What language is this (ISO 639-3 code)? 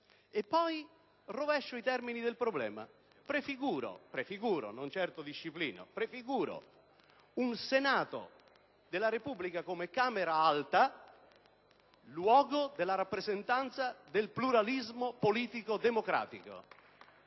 ita